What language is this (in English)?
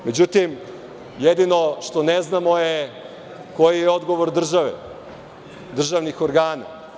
Serbian